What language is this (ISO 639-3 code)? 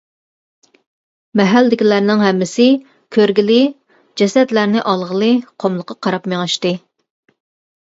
uig